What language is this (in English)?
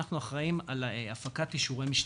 Hebrew